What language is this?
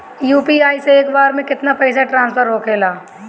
Bhojpuri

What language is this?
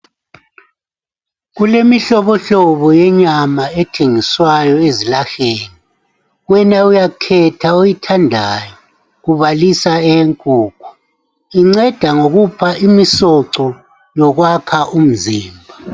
North Ndebele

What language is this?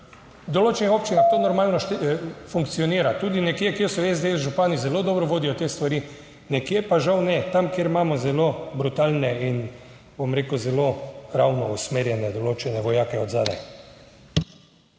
Slovenian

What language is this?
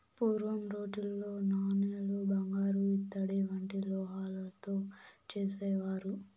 Telugu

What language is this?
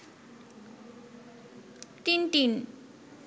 Bangla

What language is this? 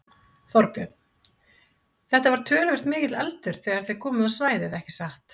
Icelandic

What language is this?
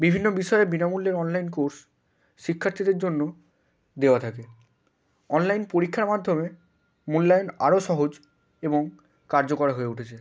Bangla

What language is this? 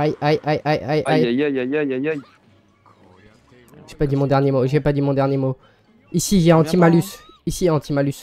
French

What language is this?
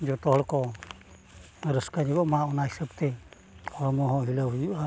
Santali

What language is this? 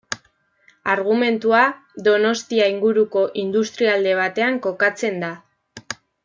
Basque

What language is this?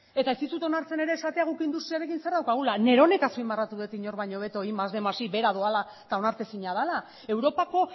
Basque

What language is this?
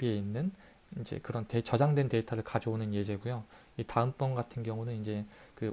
Korean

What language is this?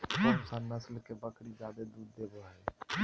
Magahi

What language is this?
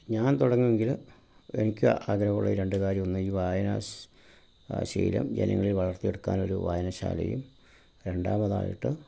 Malayalam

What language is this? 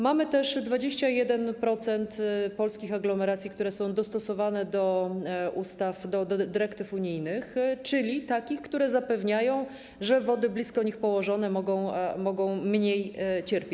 Polish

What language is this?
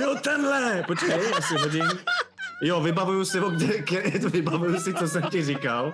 Czech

